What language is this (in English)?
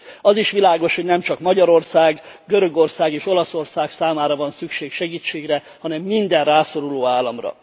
Hungarian